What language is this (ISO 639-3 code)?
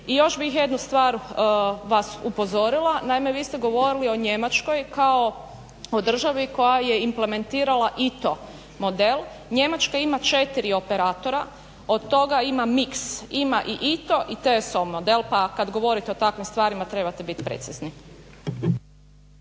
hrv